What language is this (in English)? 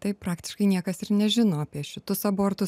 Lithuanian